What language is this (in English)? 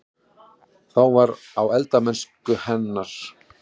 Icelandic